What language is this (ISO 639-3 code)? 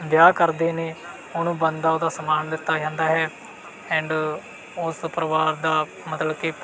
pan